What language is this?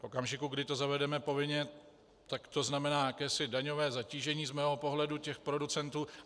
Czech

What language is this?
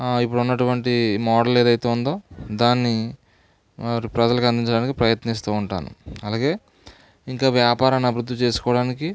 Telugu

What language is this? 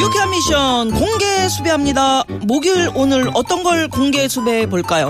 Korean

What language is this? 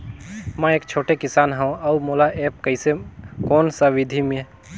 Chhattisgarhi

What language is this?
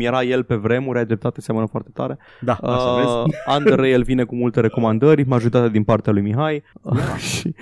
Romanian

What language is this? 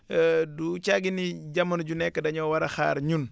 Wolof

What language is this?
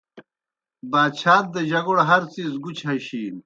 Kohistani Shina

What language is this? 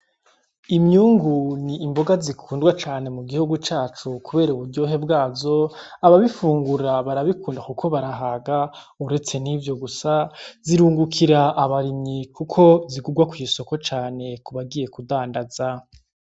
Rundi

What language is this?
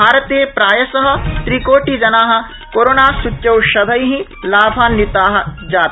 Sanskrit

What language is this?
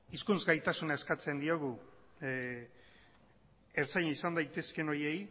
Basque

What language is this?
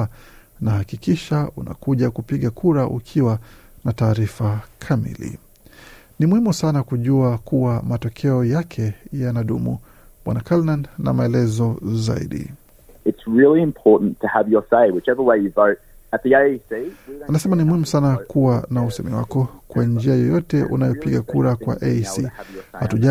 Swahili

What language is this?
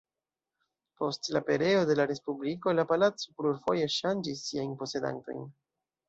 Esperanto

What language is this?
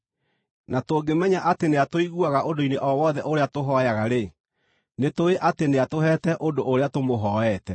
Kikuyu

